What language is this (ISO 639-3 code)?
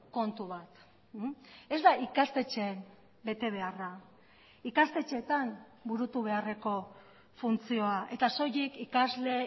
eus